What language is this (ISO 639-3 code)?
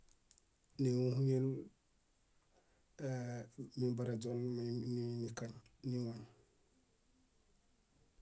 bda